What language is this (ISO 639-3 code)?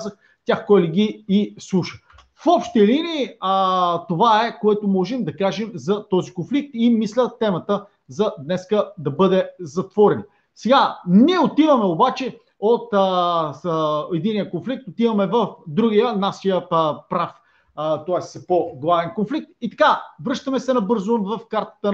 bul